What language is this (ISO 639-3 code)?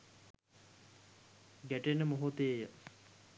sin